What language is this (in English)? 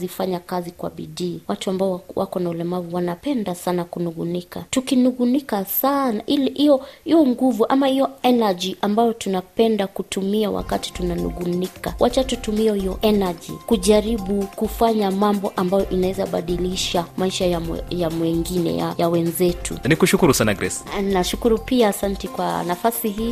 Swahili